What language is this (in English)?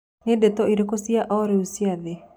Kikuyu